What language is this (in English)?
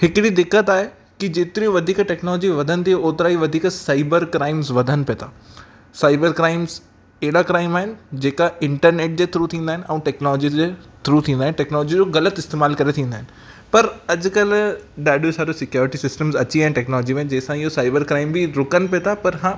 Sindhi